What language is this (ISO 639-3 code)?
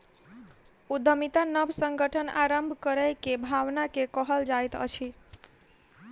mai